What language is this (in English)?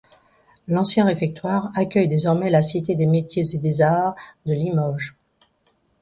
French